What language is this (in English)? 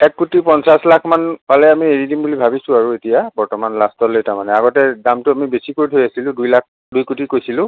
Assamese